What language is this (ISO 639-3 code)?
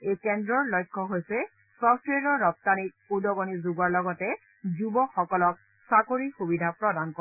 asm